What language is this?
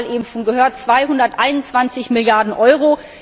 German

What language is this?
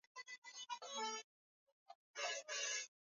Swahili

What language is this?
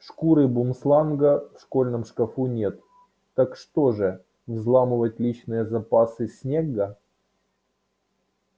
Russian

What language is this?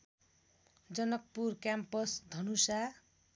Nepali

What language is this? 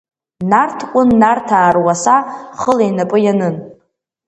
Abkhazian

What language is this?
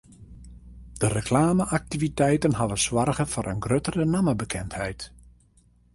Western Frisian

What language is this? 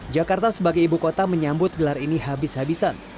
Indonesian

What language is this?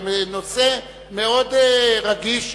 Hebrew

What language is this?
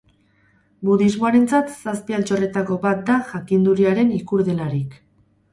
Basque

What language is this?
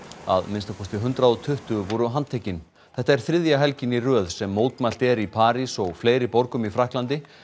Icelandic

